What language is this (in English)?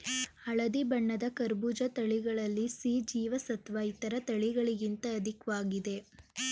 Kannada